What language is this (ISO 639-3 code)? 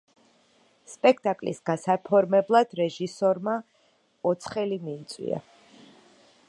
kat